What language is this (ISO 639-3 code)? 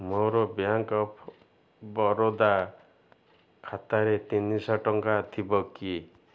ori